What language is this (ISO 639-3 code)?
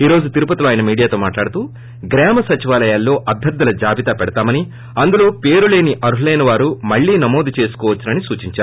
tel